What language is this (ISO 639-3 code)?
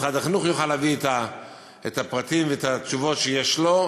heb